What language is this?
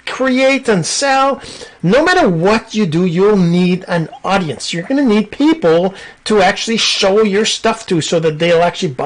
English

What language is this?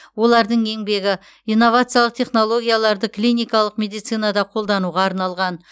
Kazakh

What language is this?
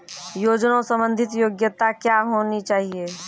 Maithili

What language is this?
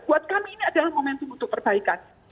Indonesian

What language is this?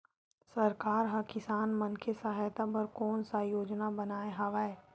Chhattisgarhi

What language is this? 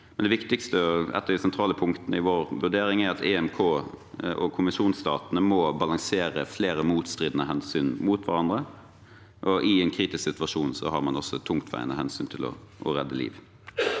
Norwegian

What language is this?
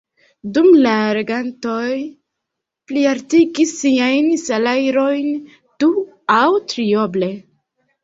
Esperanto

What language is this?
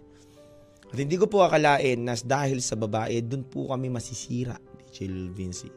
Filipino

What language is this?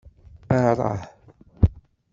Kabyle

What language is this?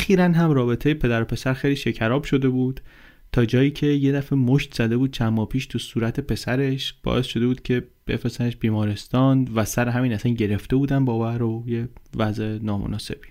Persian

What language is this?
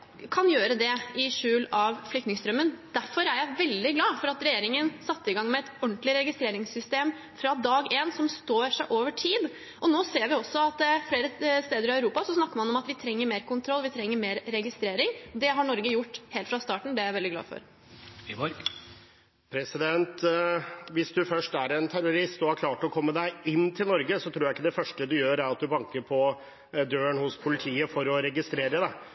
Norwegian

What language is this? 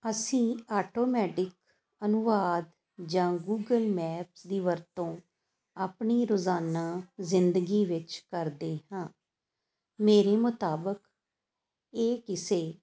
Punjabi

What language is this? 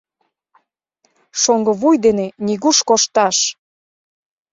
Mari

